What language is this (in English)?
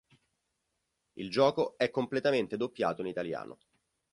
Italian